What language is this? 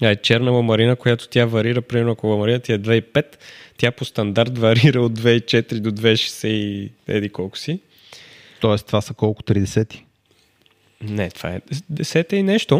Bulgarian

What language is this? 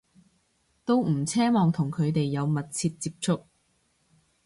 Cantonese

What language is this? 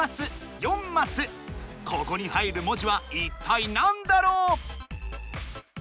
Japanese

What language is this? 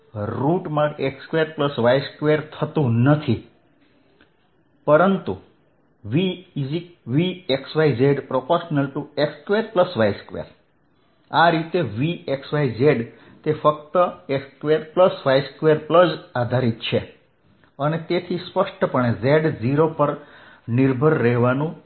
Gujarati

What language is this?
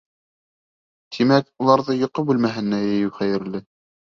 Bashkir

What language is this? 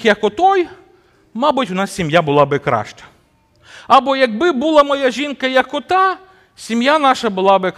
Ukrainian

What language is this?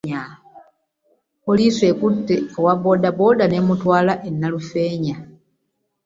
Ganda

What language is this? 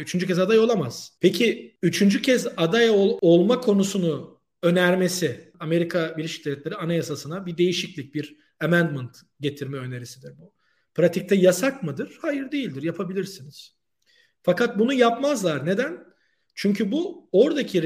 Turkish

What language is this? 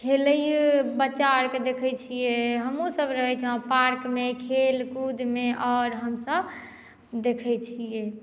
Maithili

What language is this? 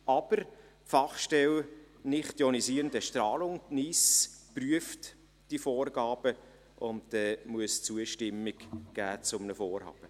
Swiss German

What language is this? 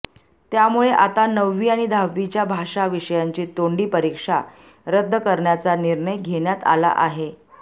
Marathi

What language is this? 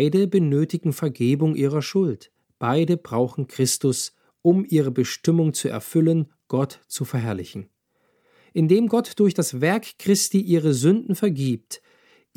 German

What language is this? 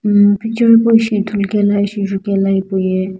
Sumi Naga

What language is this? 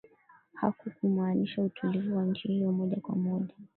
Swahili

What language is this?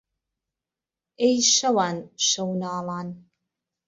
Central Kurdish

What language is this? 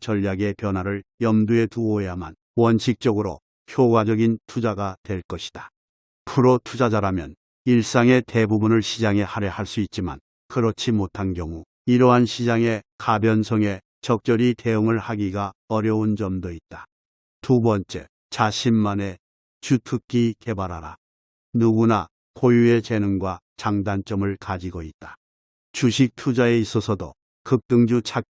Korean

